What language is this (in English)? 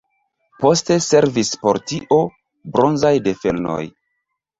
Esperanto